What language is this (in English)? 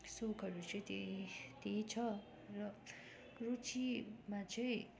Nepali